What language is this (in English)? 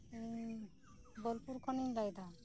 Santali